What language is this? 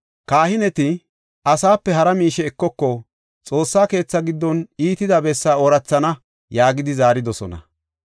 Gofa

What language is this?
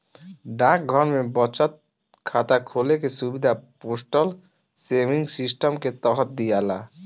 Bhojpuri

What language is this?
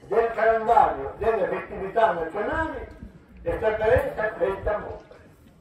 Italian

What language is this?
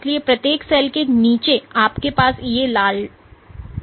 Hindi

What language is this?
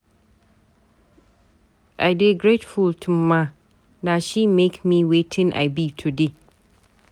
Nigerian Pidgin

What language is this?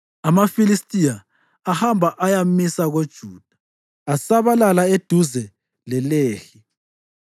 North Ndebele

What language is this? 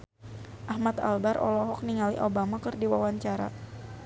Sundanese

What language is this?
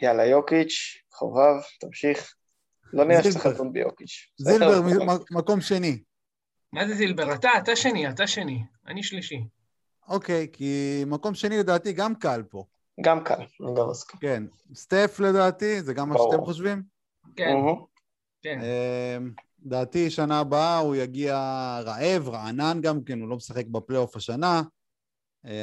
Hebrew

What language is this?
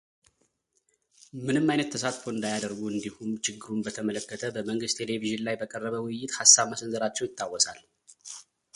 Amharic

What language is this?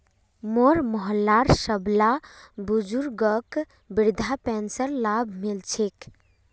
Magahi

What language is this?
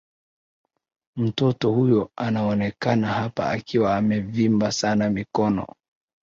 Swahili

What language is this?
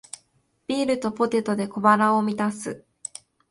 Japanese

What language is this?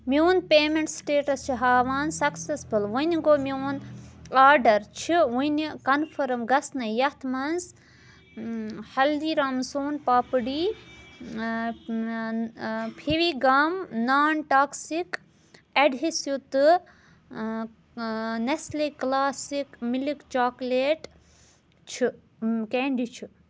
Kashmiri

